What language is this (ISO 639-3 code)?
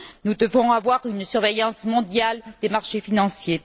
fra